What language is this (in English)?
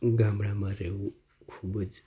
Gujarati